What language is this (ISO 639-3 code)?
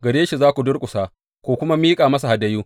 hau